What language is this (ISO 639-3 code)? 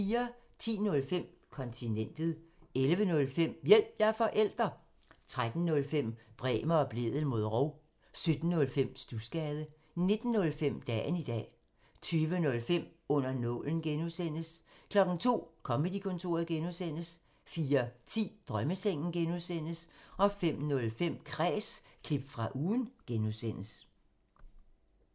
dan